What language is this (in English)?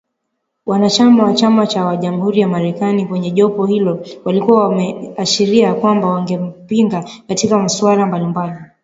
Swahili